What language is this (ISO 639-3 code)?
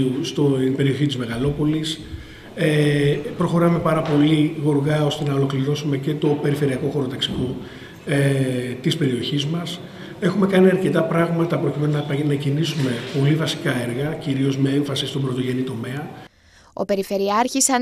ell